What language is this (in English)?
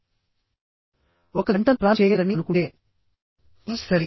Telugu